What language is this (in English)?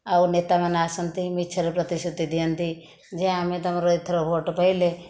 Odia